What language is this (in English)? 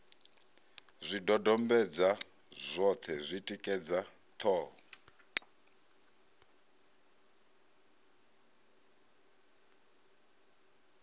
Venda